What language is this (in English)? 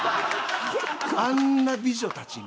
Japanese